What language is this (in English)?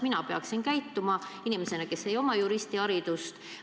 Estonian